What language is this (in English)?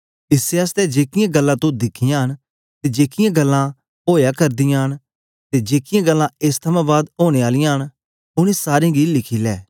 Dogri